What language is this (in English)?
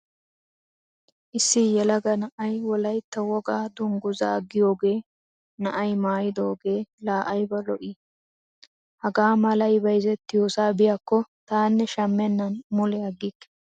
Wolaytta